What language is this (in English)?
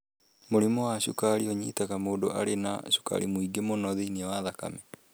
Kikuyu